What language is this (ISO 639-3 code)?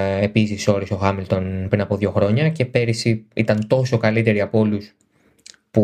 ell